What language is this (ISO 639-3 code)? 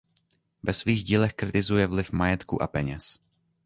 ces